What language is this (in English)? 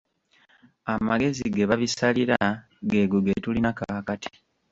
Ganda